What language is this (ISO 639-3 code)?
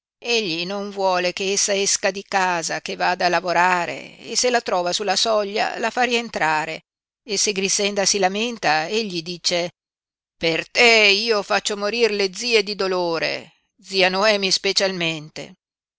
ita